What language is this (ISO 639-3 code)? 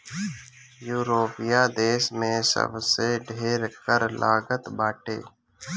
bho